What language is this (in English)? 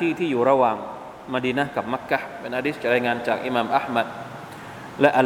Thai